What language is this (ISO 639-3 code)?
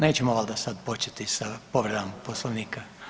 hrv